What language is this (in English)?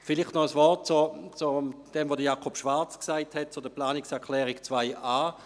Swiss German